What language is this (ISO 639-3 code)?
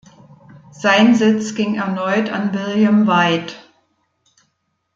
deu